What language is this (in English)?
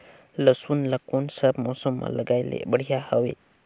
Chhattisgarhi